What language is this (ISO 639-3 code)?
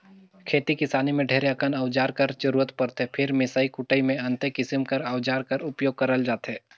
hne